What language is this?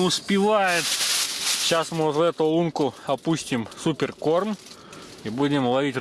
Russian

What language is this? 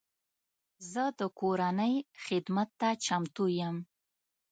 Pashto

